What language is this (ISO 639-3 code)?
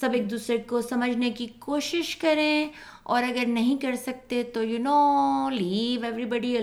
urd